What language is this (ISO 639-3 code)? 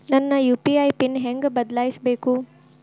kan